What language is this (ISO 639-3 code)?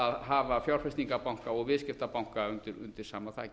isl